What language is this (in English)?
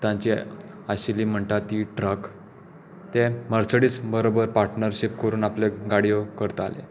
Konkani